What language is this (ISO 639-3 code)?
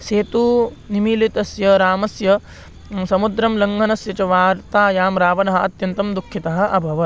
san